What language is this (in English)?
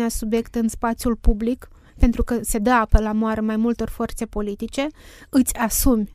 Romanian